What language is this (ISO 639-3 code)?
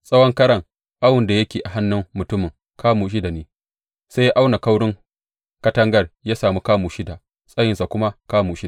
hau